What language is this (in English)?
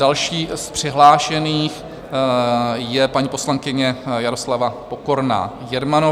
Czech